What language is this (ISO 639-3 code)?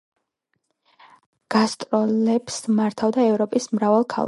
kat